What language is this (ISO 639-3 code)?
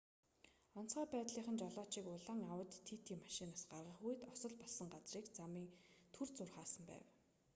mon